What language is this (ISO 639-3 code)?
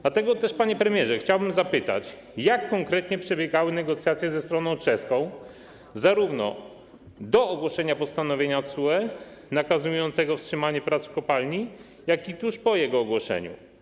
pol